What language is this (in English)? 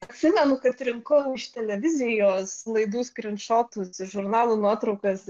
Lithuanian